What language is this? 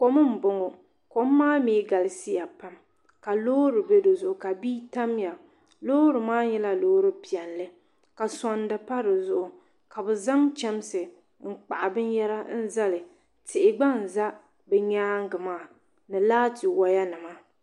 Dagbani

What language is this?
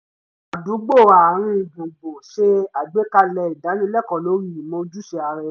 Yoruba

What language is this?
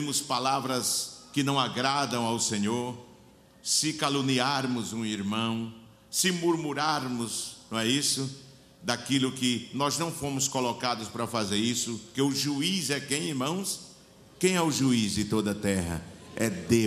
Portuguese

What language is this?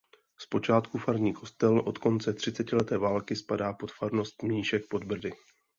Czech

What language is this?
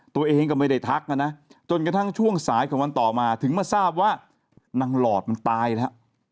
Thai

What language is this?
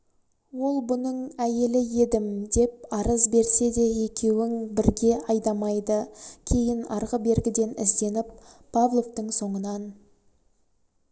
Kazakh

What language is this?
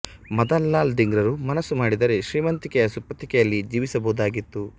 Kannada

